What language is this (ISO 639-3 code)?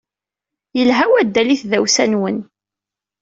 kab